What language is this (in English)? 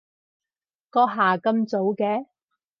Cantonese